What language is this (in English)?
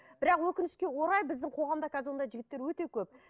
Kazakh